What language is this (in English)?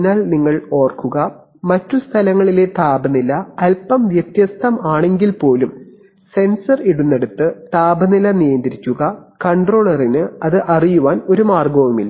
Malayalam